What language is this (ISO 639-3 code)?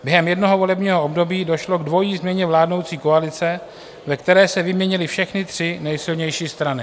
ces